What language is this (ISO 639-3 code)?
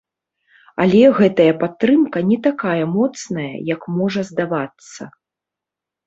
bel